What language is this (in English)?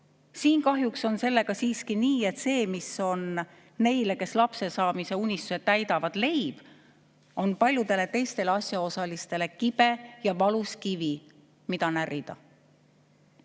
Estonian